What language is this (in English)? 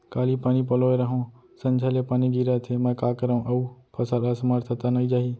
Chhattisgarhi